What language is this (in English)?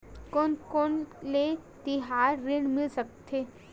Chhattisgarhi